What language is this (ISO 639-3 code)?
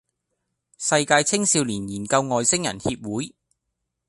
yue